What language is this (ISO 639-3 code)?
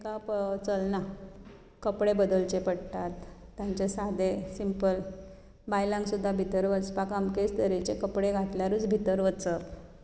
kok